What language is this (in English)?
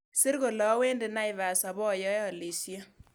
Kalenjin